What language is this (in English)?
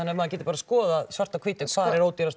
Icelandic